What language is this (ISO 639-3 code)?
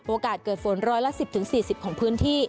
tha